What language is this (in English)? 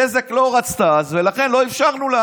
Hebrew